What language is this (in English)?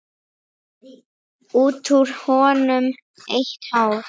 Icelandic